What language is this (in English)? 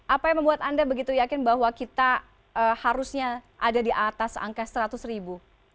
Indonesian